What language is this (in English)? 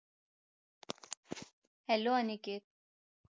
Marathi